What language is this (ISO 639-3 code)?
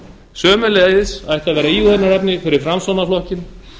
isl